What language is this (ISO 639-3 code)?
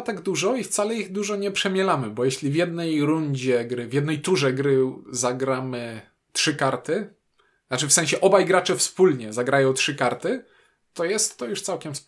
pol